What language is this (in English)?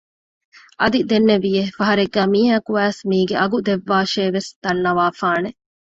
Divehi